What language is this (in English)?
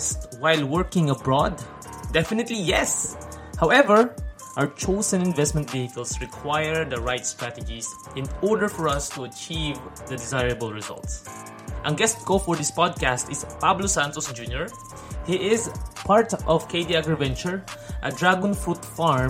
Filipino